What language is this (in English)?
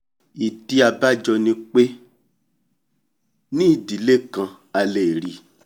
Yoruba